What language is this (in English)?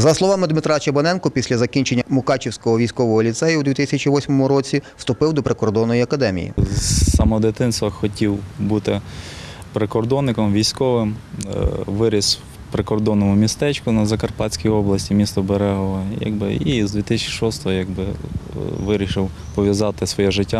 Ukrainian